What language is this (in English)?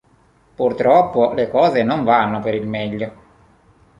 Italian